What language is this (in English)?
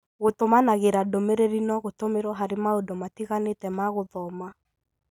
Kikuyu